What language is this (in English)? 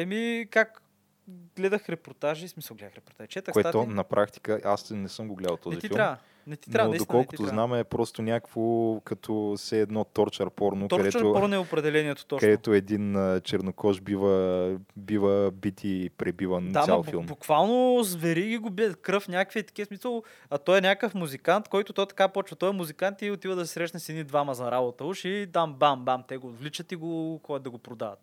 Bulgarian